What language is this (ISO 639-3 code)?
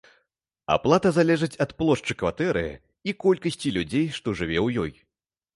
bel